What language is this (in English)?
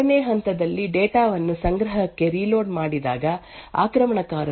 Kannada